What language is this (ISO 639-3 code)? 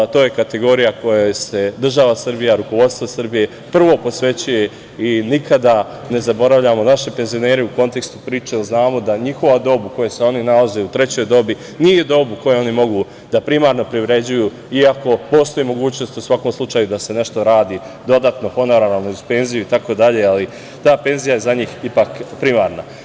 srp